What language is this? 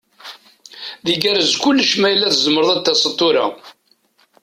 Kabyle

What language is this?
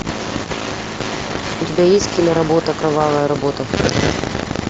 Russian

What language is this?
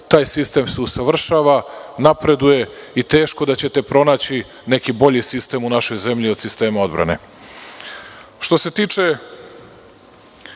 Serbian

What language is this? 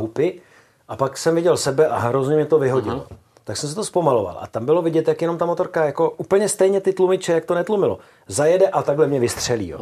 Czech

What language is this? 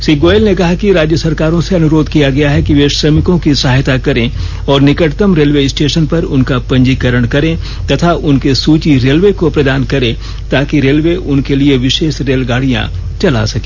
Hindi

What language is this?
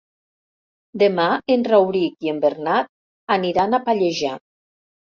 Catalan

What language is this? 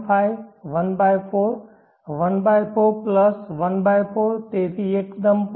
Gujarati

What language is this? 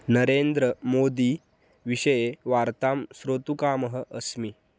Sanskrit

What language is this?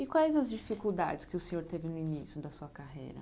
Portuguese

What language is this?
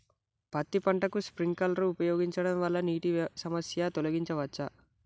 Telugu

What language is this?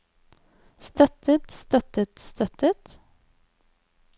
Norwegian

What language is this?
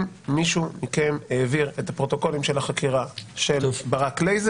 Hebrew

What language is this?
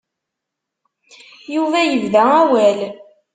Kabyle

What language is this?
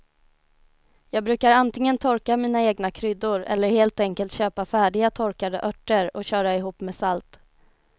Swedish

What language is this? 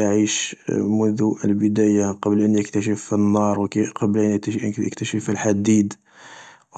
Algerian Arabic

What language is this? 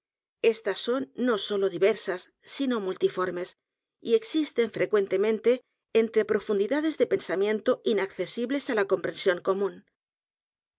Spanish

